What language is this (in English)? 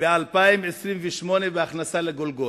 Hebrew